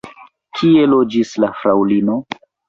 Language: Esperanto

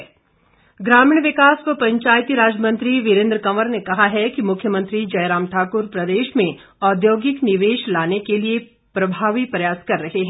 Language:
Hindi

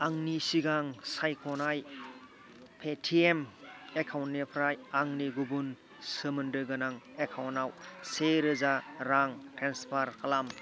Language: Bodo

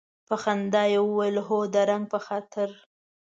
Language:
Pashto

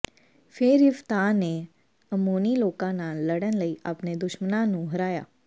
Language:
Punjabi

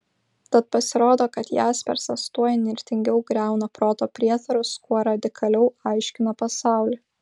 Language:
Lithuanian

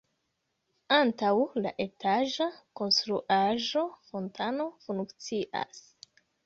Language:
Esperanto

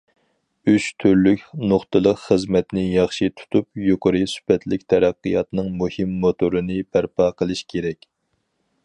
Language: Uyghur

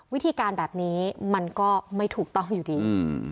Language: Thai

